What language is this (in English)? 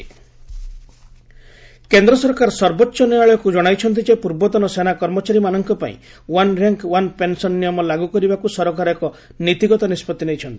Odia